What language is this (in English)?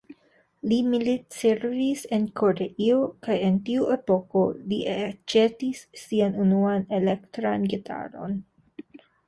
Esperanto